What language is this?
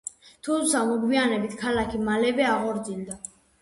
Georgian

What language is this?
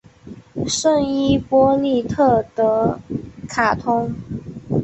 Chinese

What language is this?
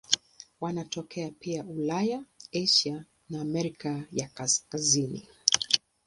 Swahili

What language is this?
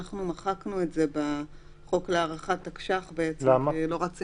Hebrew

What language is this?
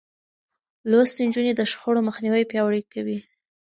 Pashto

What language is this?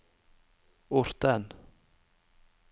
Norwegian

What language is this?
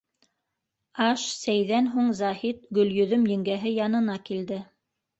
Bashkir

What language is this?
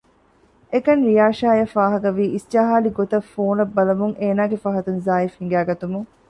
Divehi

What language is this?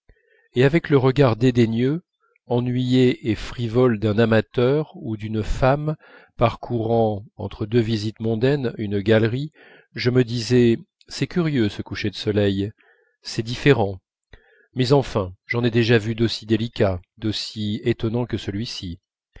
French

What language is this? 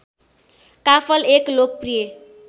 Nepali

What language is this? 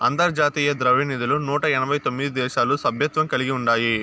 Telugu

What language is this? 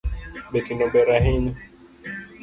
Luo (Kenya and Tanzania)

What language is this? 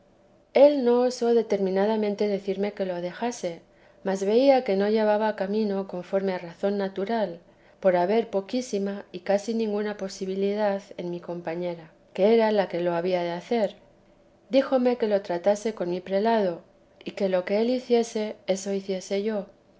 Spanish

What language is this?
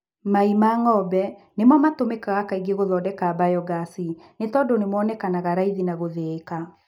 Kikuyu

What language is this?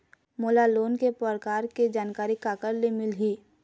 Chhattisgarhi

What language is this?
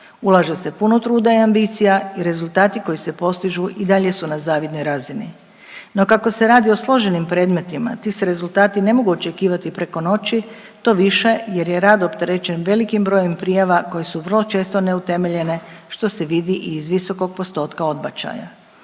Croatian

